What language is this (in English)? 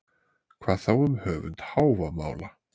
Icelandic